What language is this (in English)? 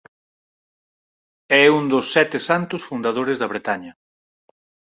Galician